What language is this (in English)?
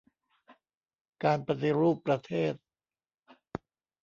Thai